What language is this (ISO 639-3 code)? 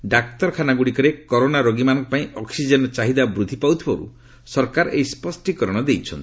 ori